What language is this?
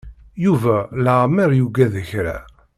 Kabyle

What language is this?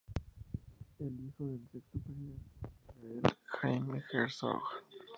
Spanish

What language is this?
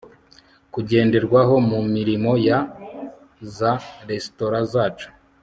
Kinyarwanda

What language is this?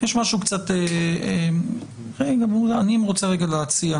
Hebrew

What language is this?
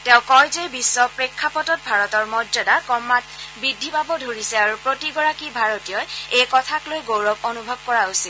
Assamese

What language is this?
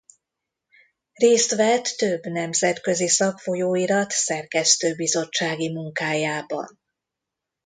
Hungarian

